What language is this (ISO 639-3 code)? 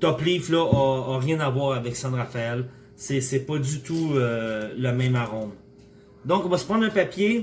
fra